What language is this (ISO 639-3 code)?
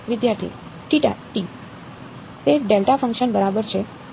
guj